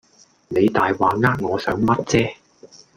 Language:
Cantonese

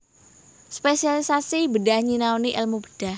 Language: Javanese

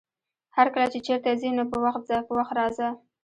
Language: Pashto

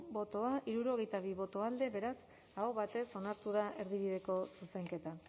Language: Basque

